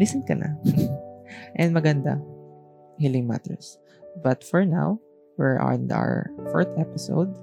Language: Filipino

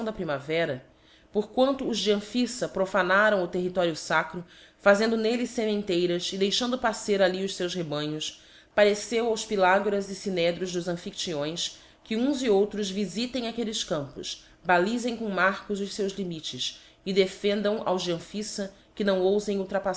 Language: Portuguese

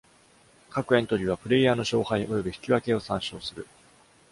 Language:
Japanese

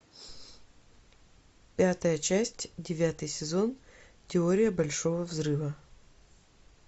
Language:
Russian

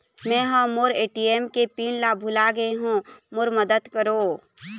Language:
Chhattisgarhi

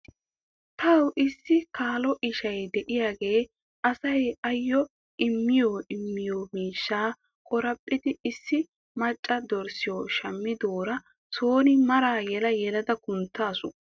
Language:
Wolaytta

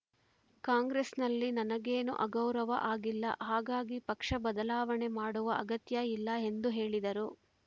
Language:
Kannada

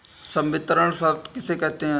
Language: Hindi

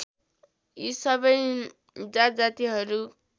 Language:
Nepali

